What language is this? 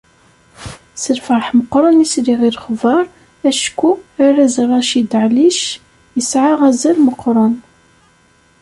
Kabyle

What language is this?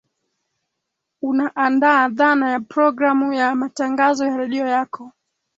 Swahili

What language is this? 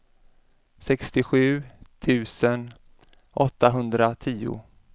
Swedish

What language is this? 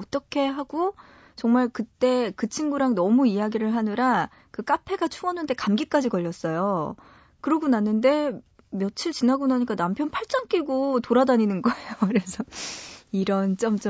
Korean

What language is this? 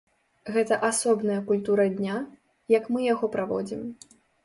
Belarusian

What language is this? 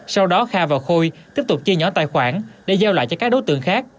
Vietnamese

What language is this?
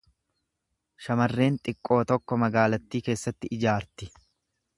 Oromo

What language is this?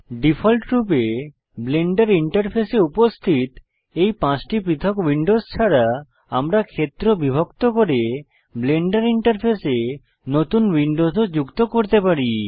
Bangla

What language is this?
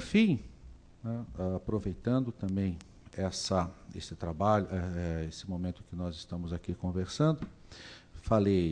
Portuguese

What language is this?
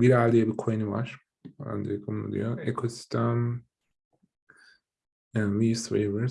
Turkish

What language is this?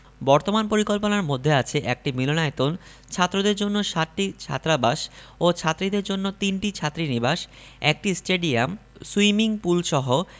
Bangla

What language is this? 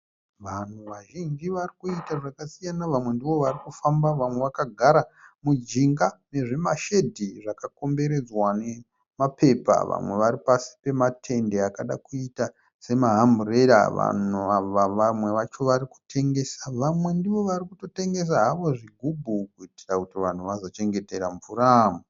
Shona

